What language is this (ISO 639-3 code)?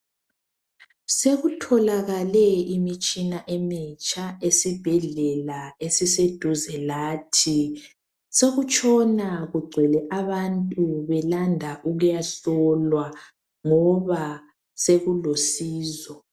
nde